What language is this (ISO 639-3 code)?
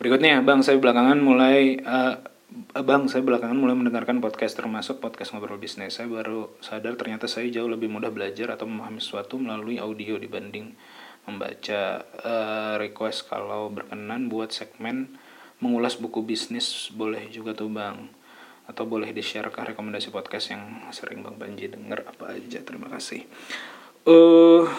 ind